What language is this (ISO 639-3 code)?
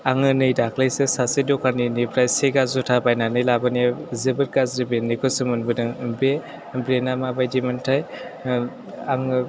brx